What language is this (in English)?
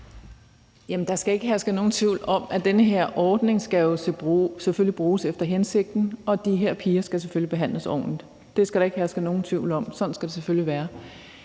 Danish